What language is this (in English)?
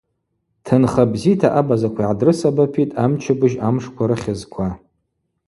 Abaza